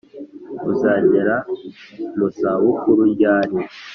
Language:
Kinyarwanda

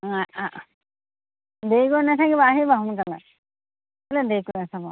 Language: Assamese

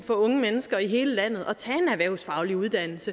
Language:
Danish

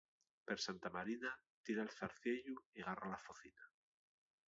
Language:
Asturian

